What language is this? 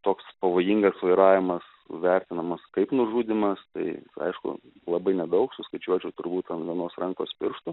Lithuanian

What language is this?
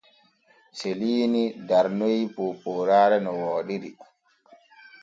Borgu Fulfulde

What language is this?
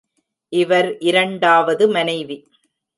Tamil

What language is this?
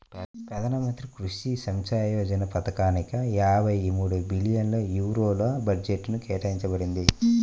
Telugu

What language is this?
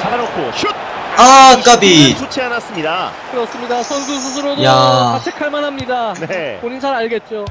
Korean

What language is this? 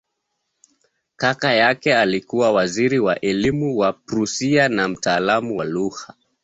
Swahili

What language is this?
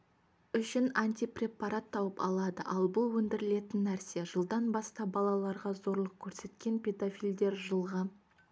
Kazakh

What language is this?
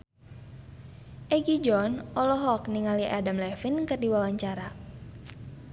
Sundanese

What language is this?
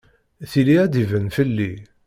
Kabyle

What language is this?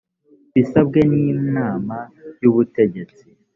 Kinyarwanda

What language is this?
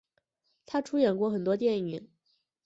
Chinese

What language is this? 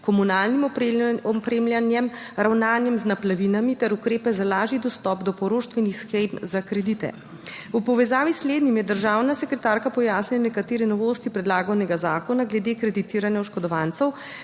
Slovenian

